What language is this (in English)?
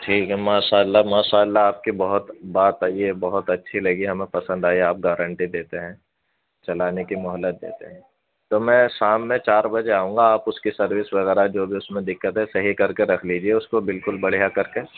Urdu